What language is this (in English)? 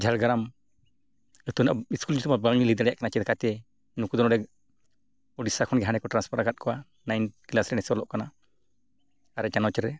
Santali